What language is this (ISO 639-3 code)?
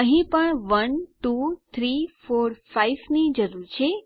guj